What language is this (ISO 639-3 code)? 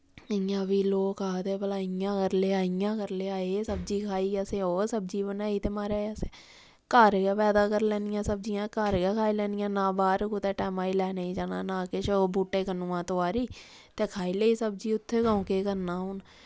doi